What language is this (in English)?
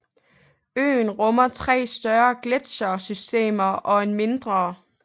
Danish